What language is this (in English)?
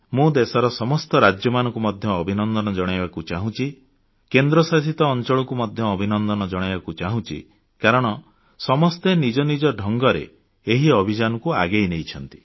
Odia